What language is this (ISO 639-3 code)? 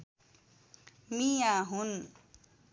nep